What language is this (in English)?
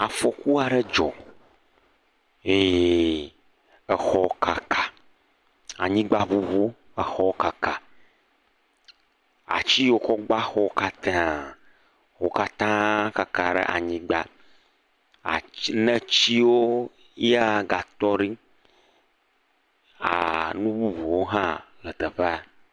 Ewe